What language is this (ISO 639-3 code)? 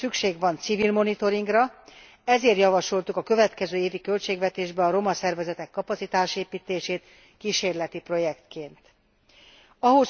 hun